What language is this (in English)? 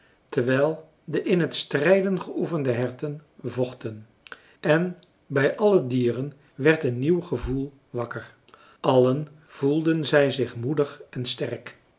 Dutch